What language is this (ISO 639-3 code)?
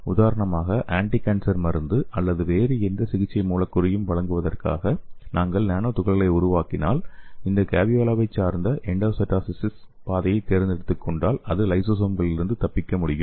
tam